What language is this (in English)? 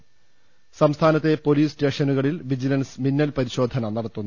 Malayalam